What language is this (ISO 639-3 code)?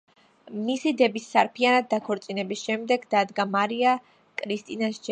kat